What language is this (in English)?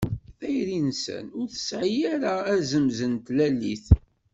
Kabyle